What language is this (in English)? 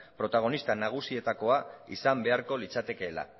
Basque